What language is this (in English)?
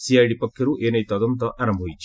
Odia